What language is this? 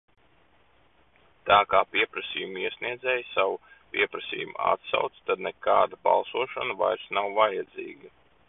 Latvian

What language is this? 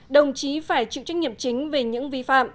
Vietnamese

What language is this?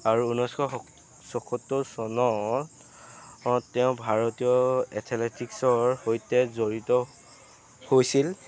Assamese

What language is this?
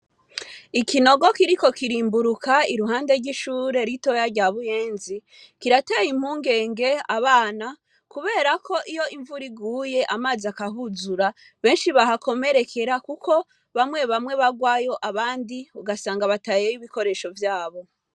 Rundi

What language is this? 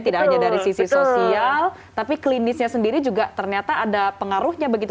Indonesian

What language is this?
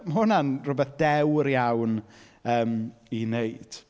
Welsh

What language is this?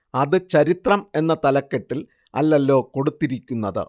Malayalam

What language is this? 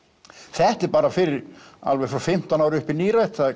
Icelandic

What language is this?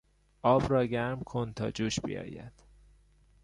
Persian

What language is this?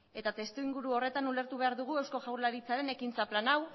Basque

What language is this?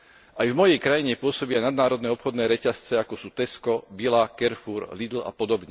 Slovak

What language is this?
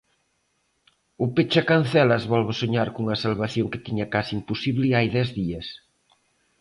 Galician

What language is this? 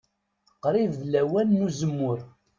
Kabyle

